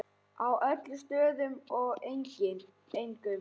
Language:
Icelandic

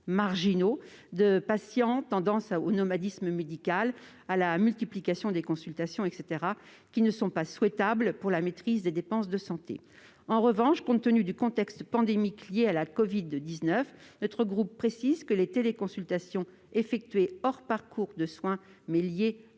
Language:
French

